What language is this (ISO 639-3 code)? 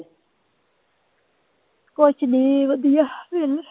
pan